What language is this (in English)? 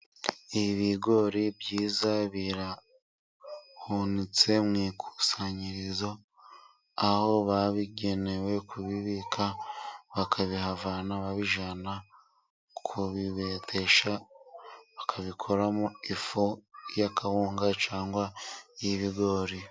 Kinyarwanda